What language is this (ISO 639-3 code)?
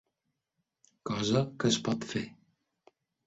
cat